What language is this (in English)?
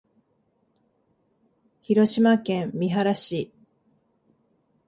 Japanese